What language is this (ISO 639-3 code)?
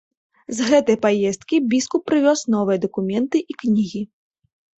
bel